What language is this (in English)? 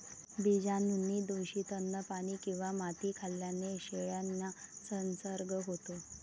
Marathi